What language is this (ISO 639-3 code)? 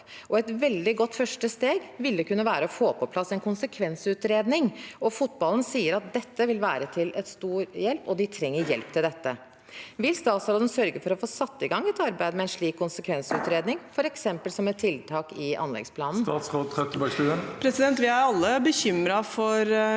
nor